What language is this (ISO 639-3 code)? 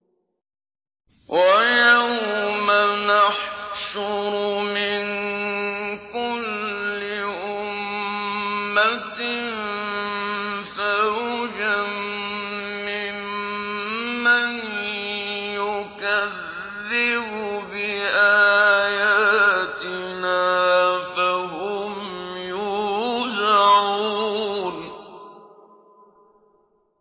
ara